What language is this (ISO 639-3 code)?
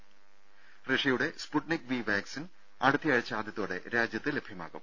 mal